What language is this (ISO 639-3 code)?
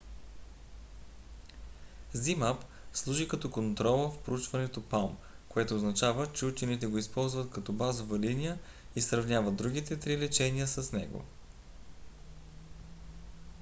bul